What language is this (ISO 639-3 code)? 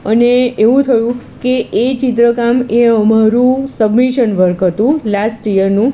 guj